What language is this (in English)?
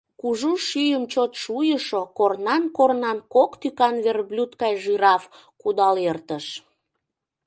Mari